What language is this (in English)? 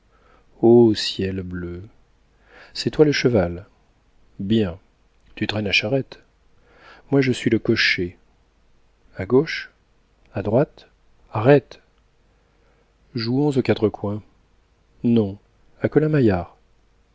French